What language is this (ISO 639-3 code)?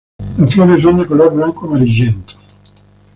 spa